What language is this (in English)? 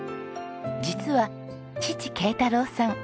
Japanese